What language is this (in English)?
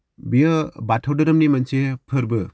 Bodo